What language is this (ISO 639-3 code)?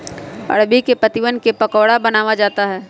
mag